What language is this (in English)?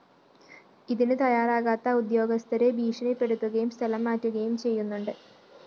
Malayalam